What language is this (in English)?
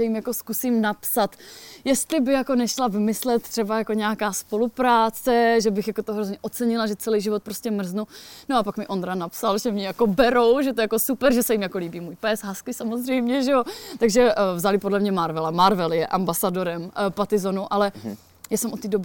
Czech